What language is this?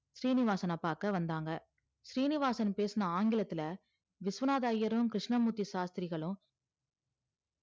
Tamil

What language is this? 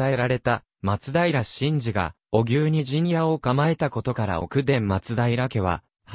Japanese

